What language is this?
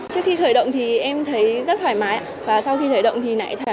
Vietnamese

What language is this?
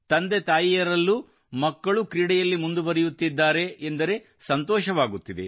Kannada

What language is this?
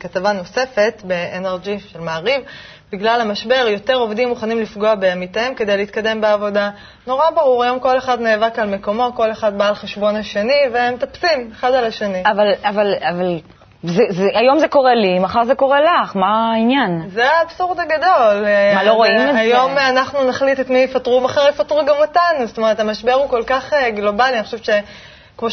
Hebrew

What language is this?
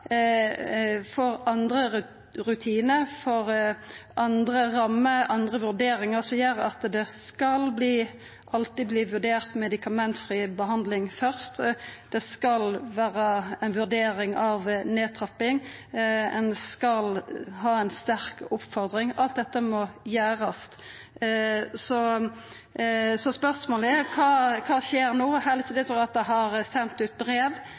Norwegian Nynorsk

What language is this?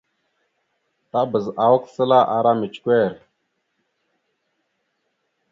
Mada (Cameroon)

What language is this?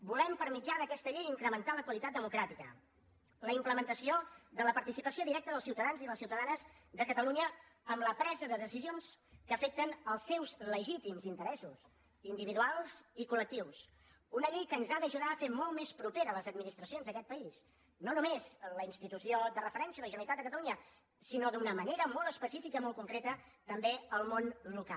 Catalan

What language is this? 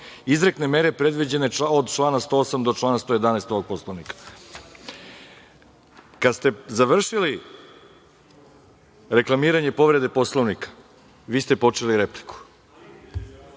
Serbian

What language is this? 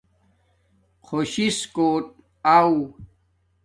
Domaaki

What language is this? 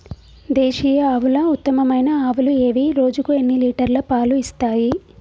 Telugu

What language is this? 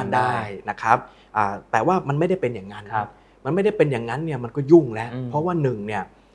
Thai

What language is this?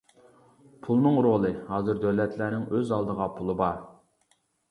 Uyghur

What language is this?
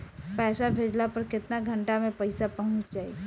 Bhojpuri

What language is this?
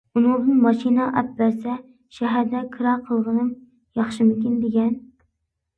Uyghur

